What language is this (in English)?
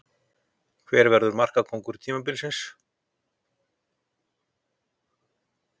Icelandic